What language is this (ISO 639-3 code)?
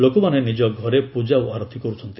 ori